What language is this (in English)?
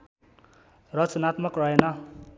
Nepali